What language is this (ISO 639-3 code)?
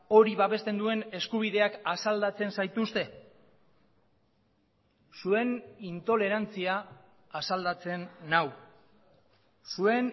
eus